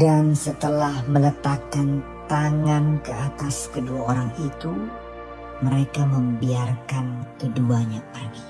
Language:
Indonesian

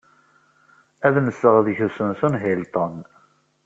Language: Kabyle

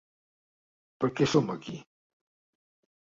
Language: Catalan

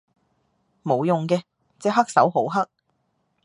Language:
Cantonese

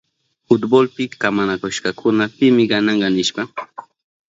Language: Southern Pastaza Quechua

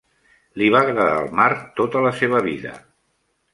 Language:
Catalan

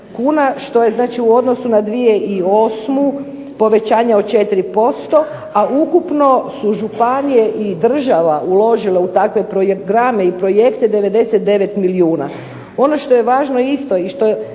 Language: Croatian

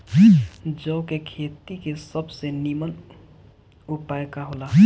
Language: Bhojpuri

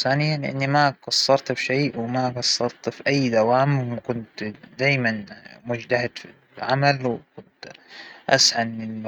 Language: Hijazi Arabic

